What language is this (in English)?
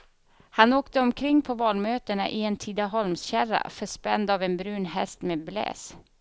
Swedish